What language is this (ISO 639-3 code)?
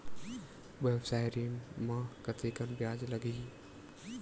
hne